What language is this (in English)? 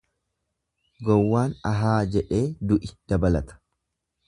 Oromo